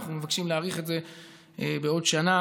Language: Hebrew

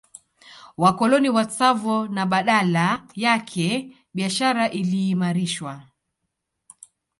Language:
Swahili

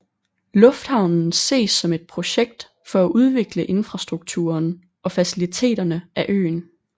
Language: Danish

